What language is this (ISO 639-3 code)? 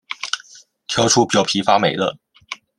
zho